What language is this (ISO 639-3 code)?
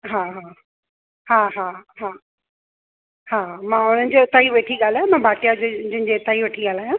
snd